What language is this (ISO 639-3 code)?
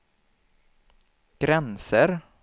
swe